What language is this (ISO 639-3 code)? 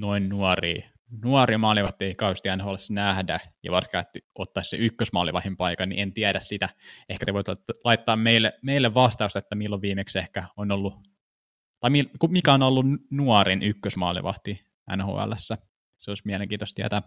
fin